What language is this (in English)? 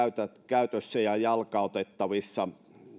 Finnish